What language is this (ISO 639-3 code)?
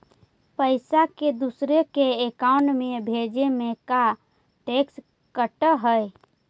mag